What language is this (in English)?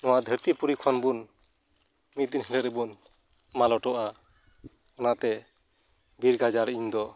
Santali